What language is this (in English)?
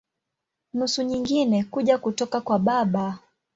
Swahili